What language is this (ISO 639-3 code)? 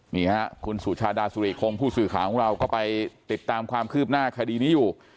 tha